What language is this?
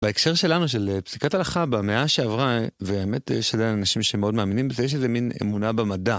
Hebrew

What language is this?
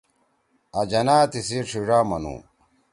Torwali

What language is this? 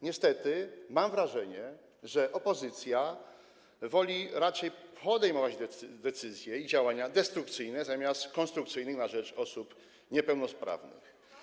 Polish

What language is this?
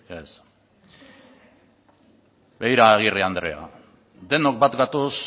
Basque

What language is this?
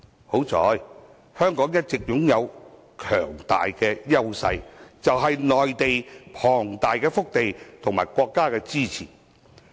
Cantonese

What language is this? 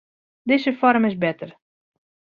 Western Frisian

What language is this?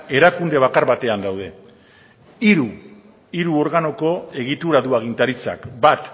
Basque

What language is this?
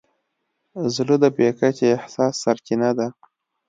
Pashto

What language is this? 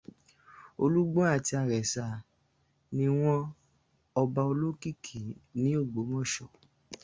Yoruba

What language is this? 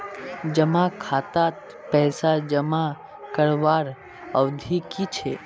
Magahi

